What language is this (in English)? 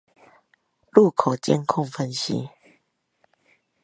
Chinese